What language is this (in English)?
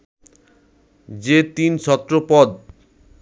Bangla